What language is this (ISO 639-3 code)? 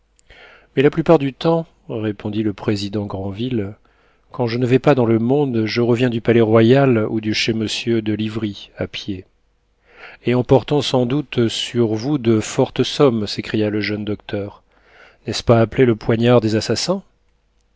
fra